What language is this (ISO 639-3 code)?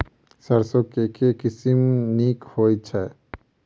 mai